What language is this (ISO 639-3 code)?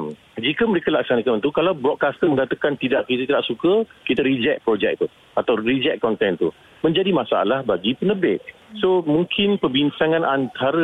msa